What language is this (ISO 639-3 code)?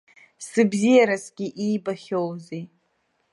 abk